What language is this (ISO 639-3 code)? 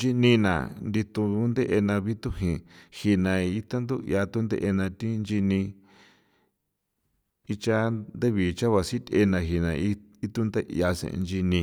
pow